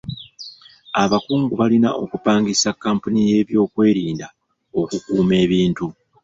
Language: Ganda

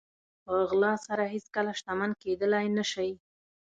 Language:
Pashto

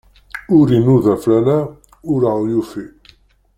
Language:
Kabyle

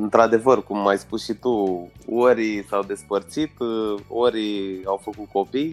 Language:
Romanian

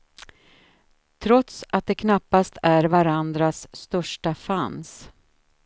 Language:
Swedish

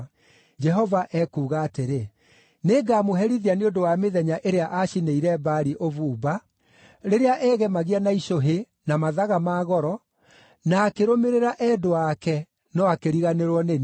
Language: Kikuyu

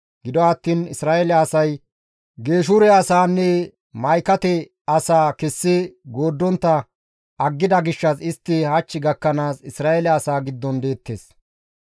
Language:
Gamo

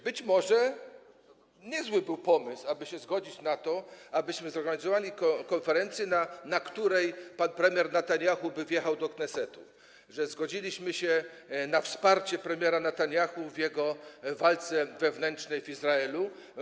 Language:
Polish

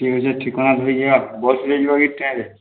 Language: Odia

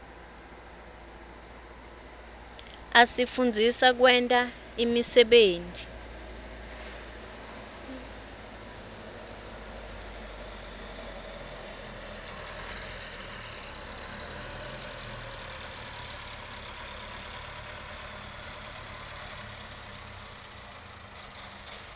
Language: Swati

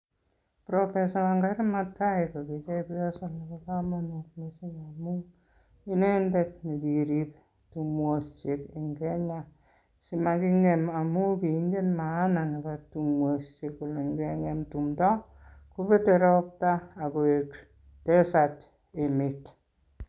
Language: Kalenjin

